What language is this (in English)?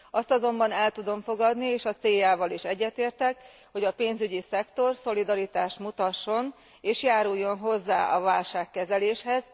Hungarian